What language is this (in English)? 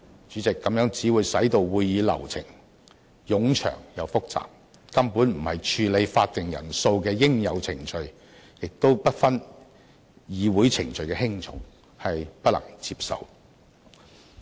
Cantonese